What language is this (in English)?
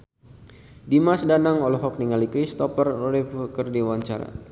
Sundanese